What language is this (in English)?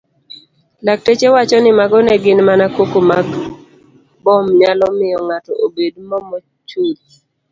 Luo (Kenya and Tanzania)